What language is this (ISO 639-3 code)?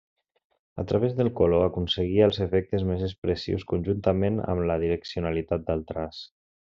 cat